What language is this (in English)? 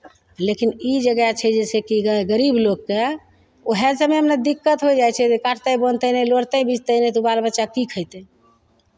Maithili